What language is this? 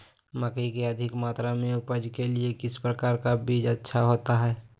Magahi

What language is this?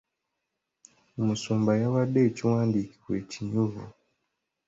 Ganda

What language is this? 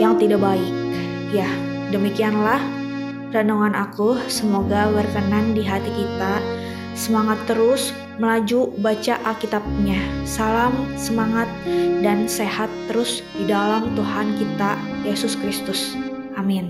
Indonesian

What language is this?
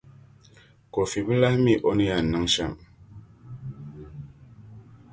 Dagbani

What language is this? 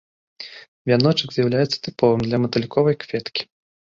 Belarusian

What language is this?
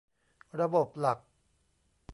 Thai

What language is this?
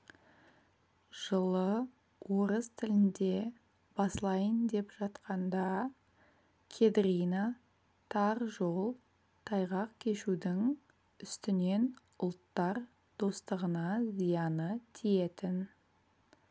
Kazakh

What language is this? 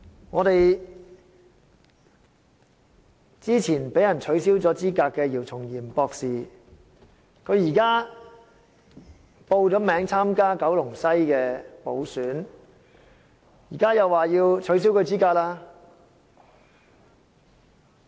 Cantonese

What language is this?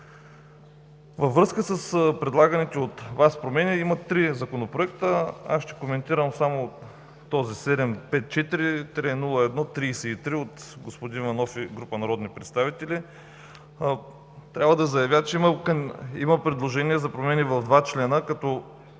Bulgarian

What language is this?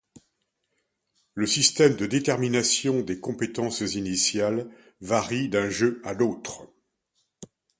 French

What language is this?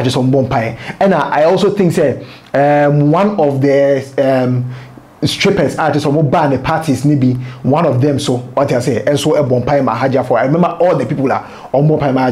English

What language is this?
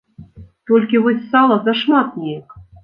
Belarusian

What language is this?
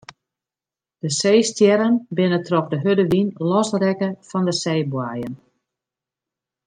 Western Frisian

